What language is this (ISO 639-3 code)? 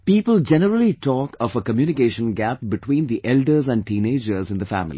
eng